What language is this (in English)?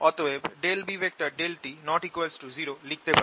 Bangla